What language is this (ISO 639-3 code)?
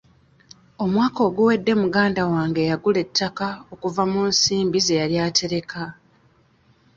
lug